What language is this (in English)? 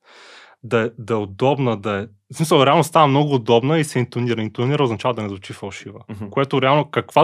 Bulgarian